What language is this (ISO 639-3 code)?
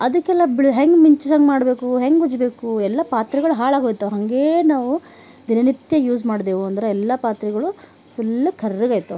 kan